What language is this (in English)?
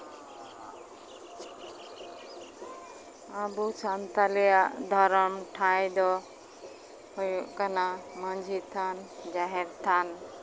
Santali